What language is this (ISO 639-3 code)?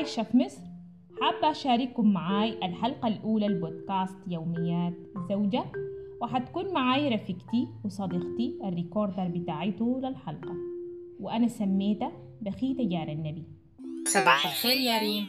ara